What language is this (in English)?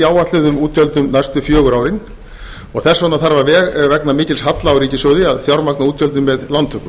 Icelandic